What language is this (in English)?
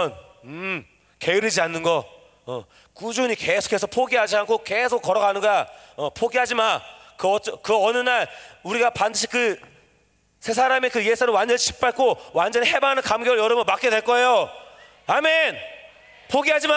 Korean